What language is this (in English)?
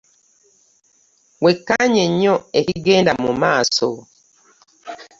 Ganda